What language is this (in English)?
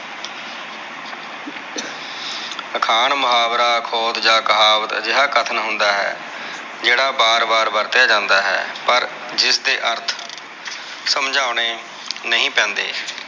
Punjabi